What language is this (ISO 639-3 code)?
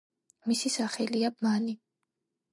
kat